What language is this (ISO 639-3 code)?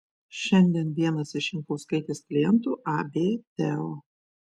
lit